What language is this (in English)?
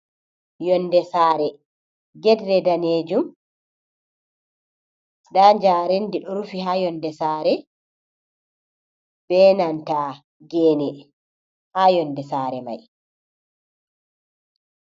Fula